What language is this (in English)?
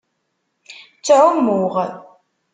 Kabyle